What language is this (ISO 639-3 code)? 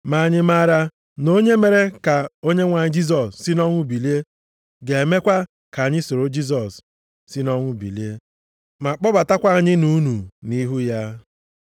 ibo